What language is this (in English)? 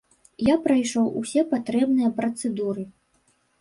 Belarusian